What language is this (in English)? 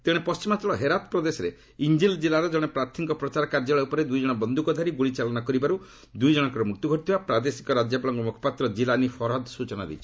Odia